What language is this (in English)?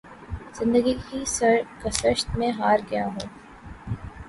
Urdu